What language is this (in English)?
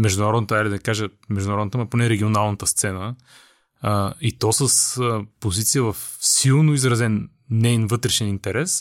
Bulgarian